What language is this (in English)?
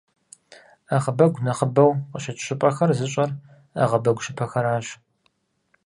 Kabardian